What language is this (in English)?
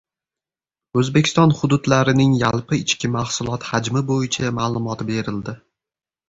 Uzbek